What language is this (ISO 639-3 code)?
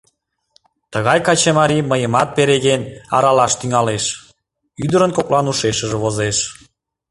chm